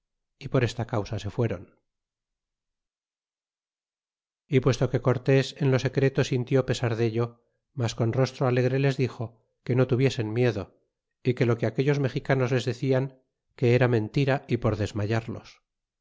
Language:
Spanish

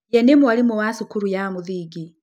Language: Kikuyu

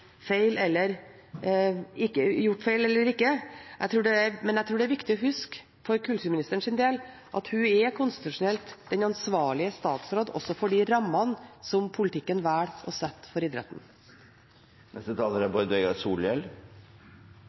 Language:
Norwegian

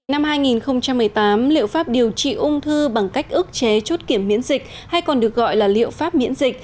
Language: Vietnamese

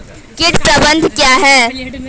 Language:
Hindi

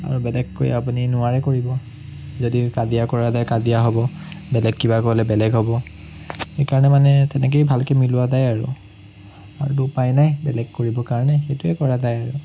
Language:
Assamese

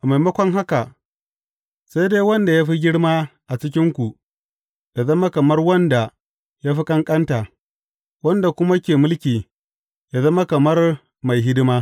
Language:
Hausa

